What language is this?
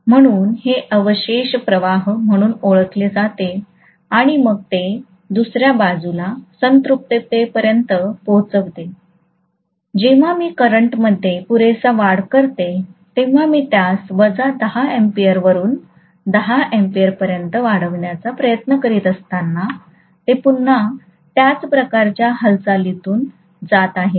Marathi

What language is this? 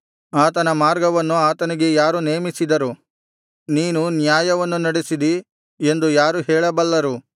Kannada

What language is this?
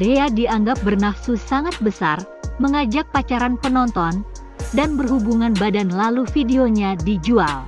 Indonesian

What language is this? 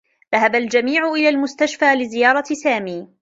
Arabic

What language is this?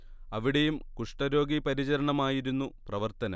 Malayalam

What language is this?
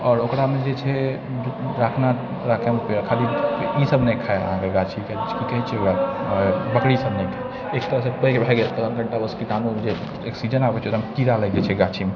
Maithili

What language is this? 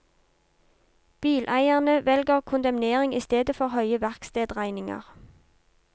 Norwegian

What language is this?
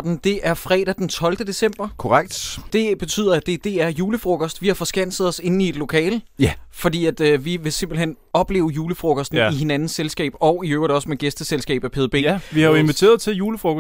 Danish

